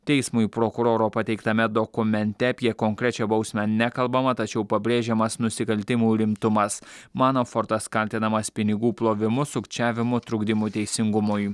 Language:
Lithuanian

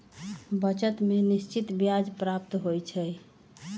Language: Magahi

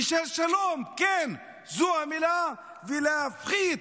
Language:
Hebrew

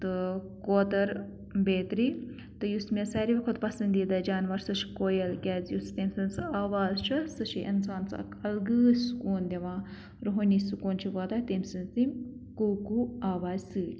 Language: Kashmiri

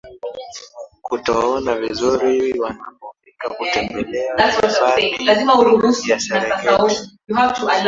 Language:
Swahili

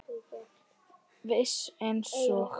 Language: Icelandic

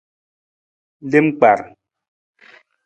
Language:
Nawdm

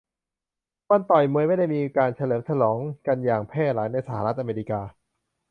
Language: Thai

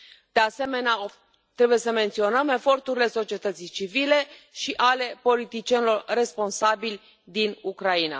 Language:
Romanian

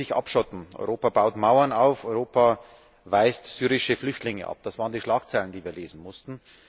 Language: German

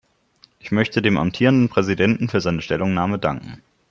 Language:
German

